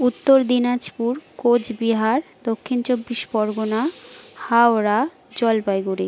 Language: Bangla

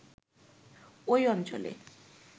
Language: Bangla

